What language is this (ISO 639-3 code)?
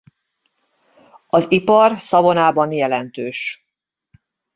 hun